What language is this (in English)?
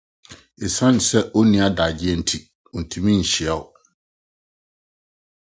Akan